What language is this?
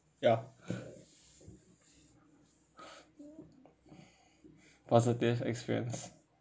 English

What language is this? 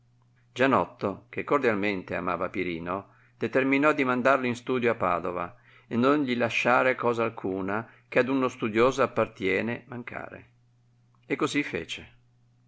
Italian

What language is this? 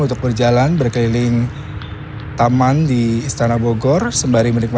Indonesian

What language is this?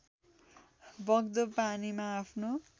Nepali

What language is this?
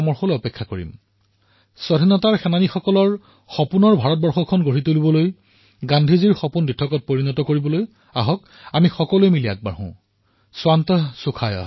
Assamese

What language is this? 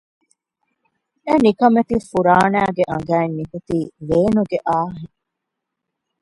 Divehi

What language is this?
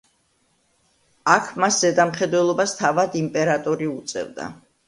Georgian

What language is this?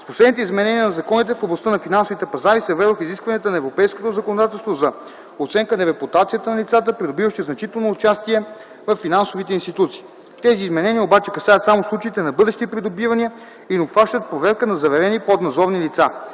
Bulgarian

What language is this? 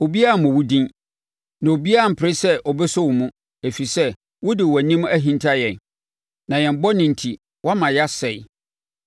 Akan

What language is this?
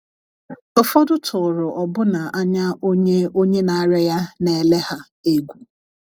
Igbo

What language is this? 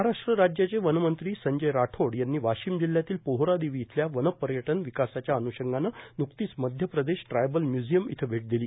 Marathi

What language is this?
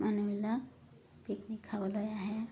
Assamese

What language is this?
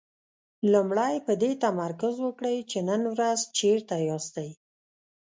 Pashto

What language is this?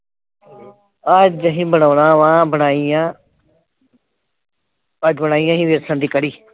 Punjabi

